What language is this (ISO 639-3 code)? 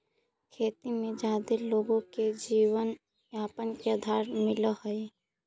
mag